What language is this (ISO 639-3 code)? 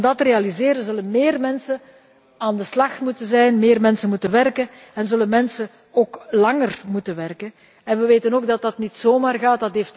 nld